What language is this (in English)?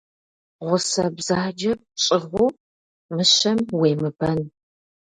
Kabardian